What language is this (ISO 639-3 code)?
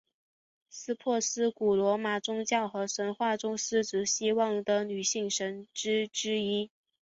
zho